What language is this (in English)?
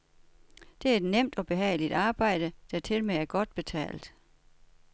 Danish